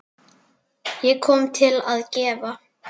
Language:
Icelandic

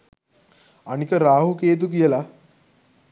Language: Sinhala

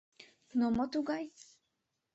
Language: Mari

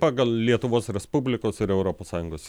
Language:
Lithuanian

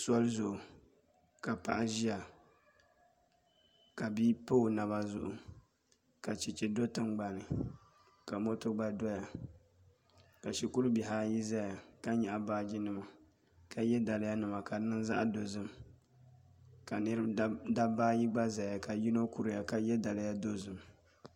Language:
Dagbani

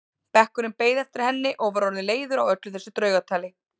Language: Icelandic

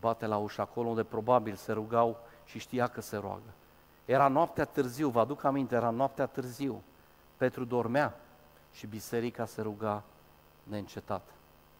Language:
Romanian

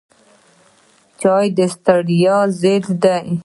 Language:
Pashto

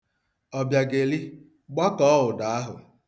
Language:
Igbo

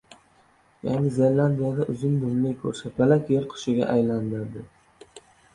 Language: Uzbek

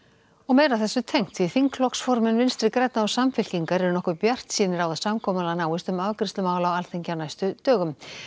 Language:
Icelandic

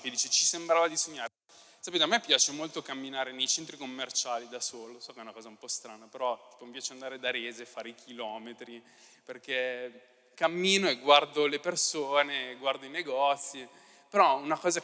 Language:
Italian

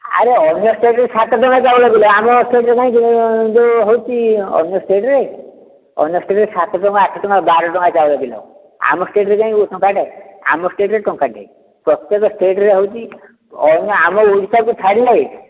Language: Odia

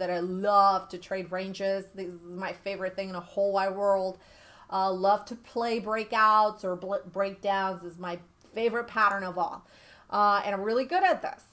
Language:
English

